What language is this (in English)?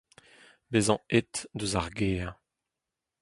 Breton